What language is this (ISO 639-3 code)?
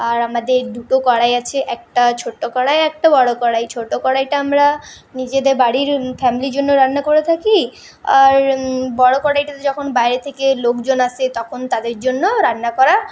ben